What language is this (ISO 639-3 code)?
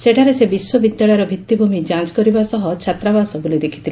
ori